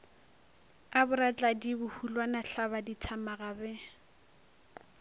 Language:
Northern Sotho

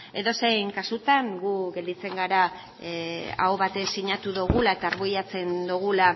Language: Basque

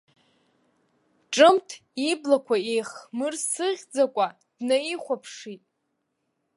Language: Abkhazian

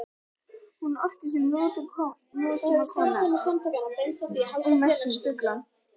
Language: Icelandic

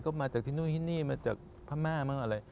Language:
Thai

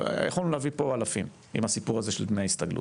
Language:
Hebrew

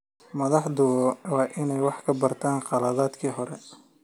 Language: Somali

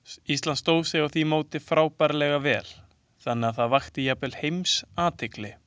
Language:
Icelandic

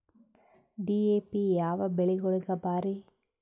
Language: Kannada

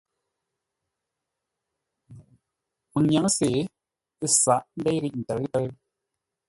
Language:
Ngombale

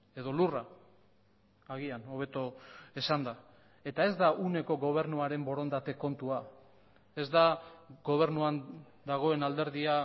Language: Basque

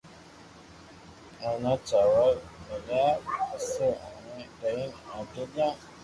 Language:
Loarki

